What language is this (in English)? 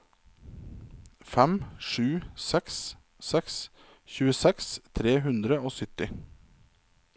Norwegian